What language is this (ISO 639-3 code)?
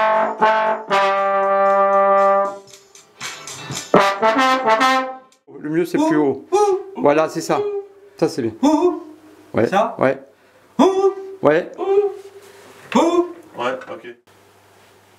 fra